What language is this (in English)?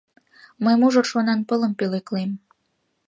Mari